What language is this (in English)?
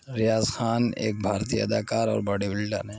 Urdu